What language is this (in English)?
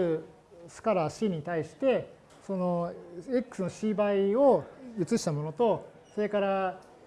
Japanese